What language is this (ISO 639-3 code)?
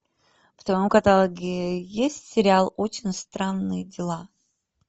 rus